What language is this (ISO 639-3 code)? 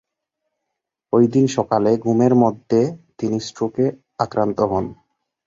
ben